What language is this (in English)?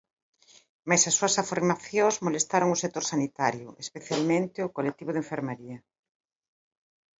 Galician